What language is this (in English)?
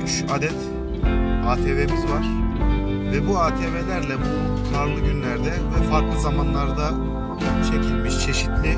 Turkish